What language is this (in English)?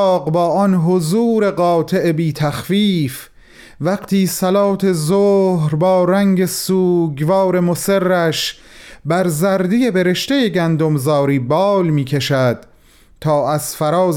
Persian